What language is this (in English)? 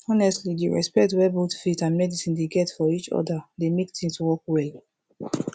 Nigerian Pidgin